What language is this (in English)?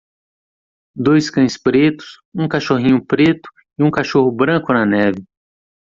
Portuguese